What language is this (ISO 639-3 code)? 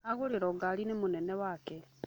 kik